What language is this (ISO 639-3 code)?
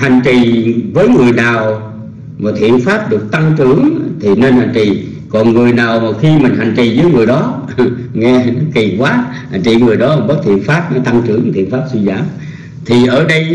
vie